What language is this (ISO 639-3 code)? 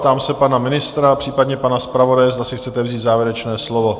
ces